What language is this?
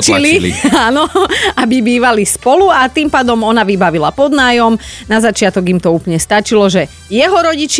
Slovak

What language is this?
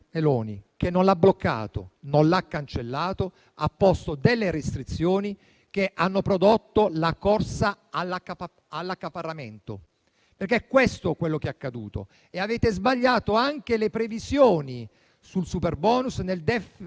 Italian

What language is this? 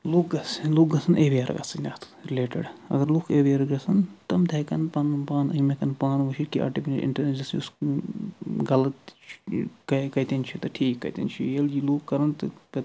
Kashmiri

